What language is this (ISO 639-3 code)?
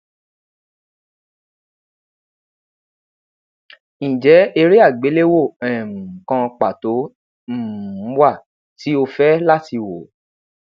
yor